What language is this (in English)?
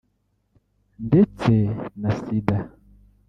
Kinyarwanda